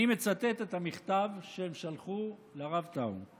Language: Hebrew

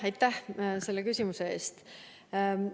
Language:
Estonian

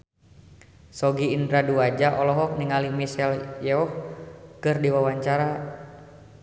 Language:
Sundanese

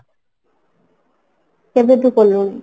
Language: Odia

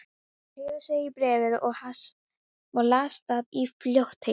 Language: Icelandic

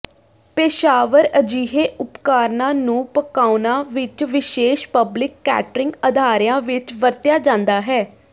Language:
Punjabi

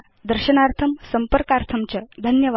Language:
Sanskrit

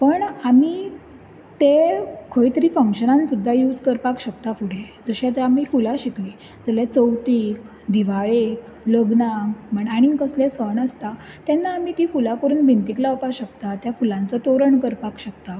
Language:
Konkani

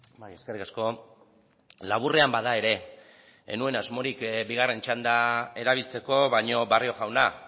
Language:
Basque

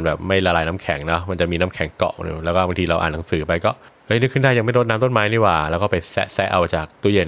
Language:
Thai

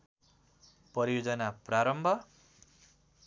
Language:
Nepali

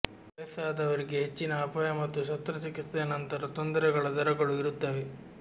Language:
Kannada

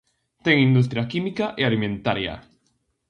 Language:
Galician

